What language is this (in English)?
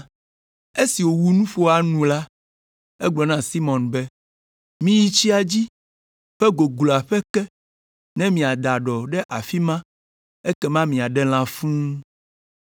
Ewe